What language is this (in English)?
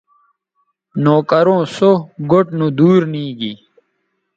Bateri